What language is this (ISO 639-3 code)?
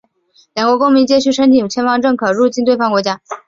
zho